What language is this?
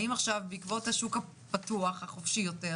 Hebrew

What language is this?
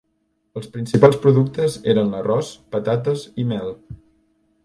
Catalan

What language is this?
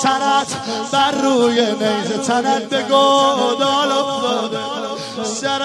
Persian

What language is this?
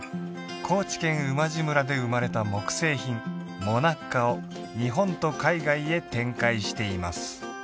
Japanese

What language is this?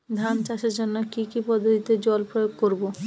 Bangla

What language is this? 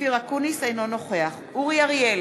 Hebrew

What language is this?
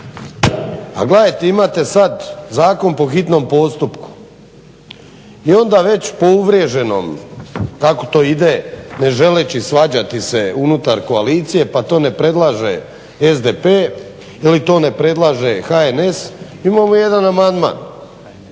Croatian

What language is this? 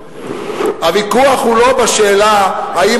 Hebrew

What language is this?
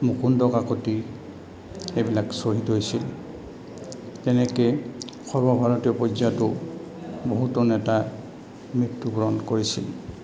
Assamese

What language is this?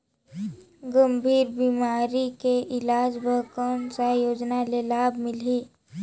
Chhattisgarhi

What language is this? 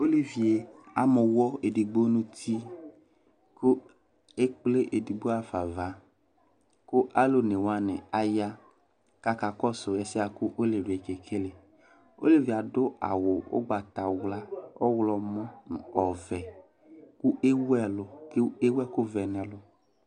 Ikposo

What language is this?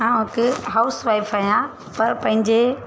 Sindhi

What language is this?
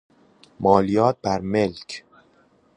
Persian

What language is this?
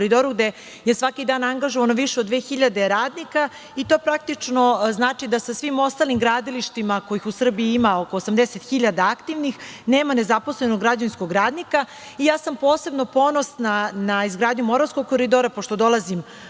Serbian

